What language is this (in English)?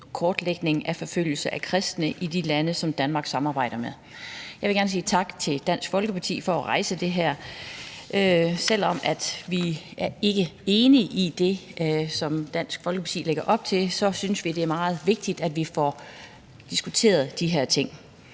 Danish